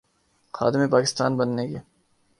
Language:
Urdu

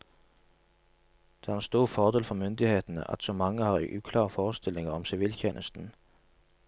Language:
Norwegian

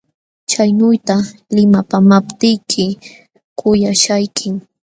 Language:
Jauja Wanca Quechua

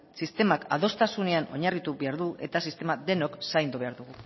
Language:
Basque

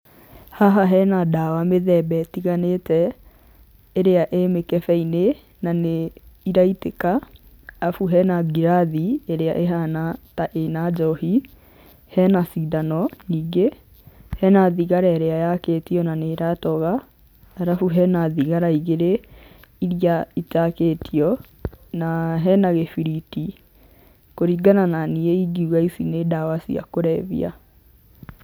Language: Kikuyu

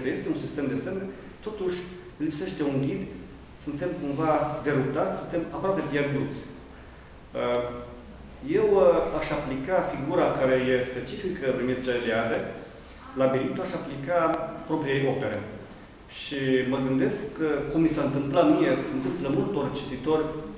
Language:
Romanian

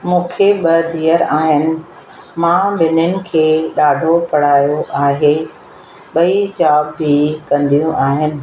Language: Sindhi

